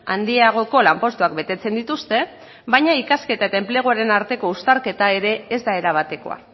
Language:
Basque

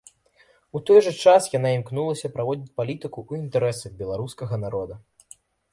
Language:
Belarusian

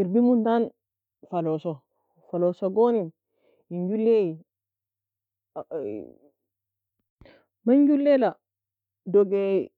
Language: Nobiin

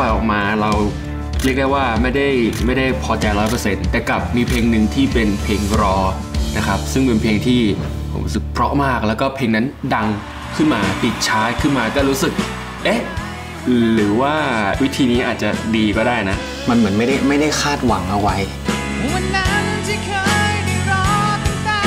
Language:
Thai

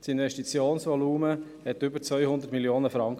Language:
Swiss German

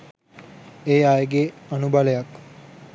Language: Sinhala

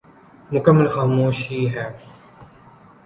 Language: Urdu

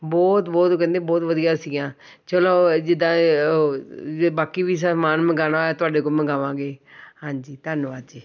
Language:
Punjabi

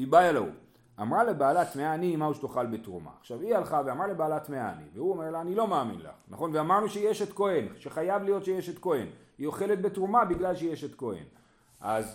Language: Hebrew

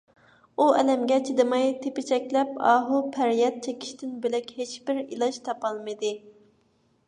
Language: Uyghur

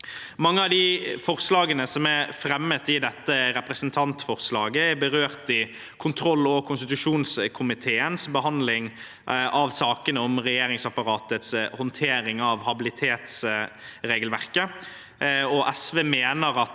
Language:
Norwegian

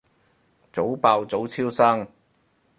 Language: Cantonese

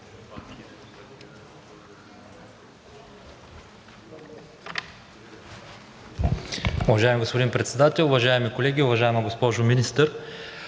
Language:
Bulgarian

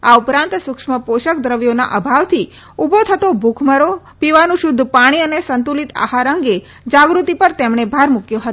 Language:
Gujarati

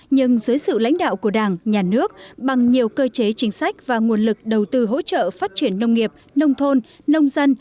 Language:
Vietnamese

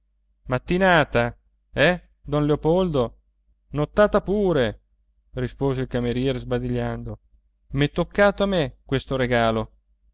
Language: Italian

